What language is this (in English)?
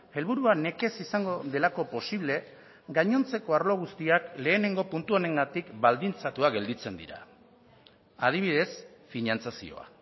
Basque